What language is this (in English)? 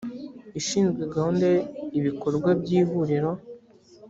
Kinyarwanda